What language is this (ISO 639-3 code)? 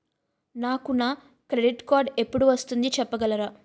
tel